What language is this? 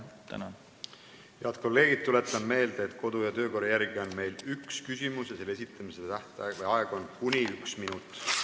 Estonian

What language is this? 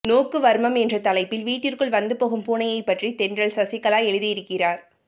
Tamil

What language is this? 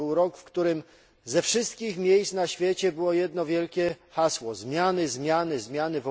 Polish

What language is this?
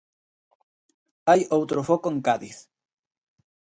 Galician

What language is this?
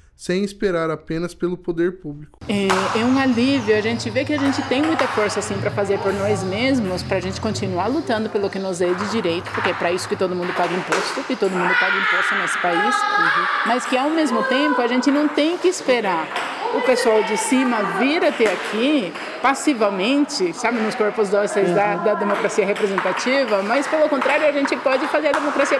Portuguese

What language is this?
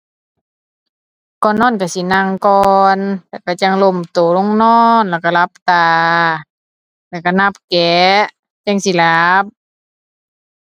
Thai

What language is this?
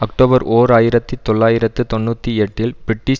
Tamil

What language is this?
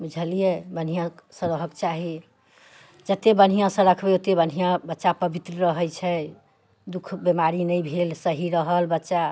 Maithili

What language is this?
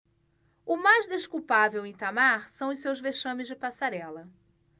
Portuguese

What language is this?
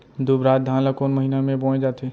Chhattisgarhi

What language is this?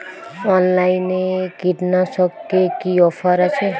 Bangla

